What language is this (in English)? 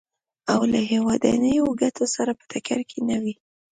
Pashto